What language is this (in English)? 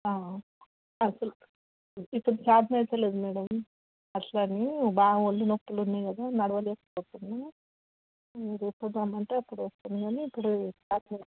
Telugu